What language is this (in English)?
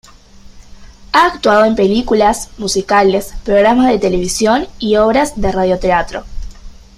Spanish